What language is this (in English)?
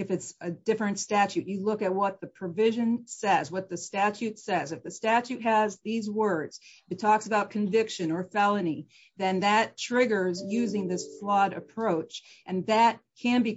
English